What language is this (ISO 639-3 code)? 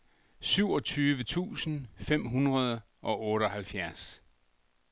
dan